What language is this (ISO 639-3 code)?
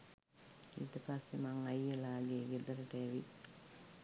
sin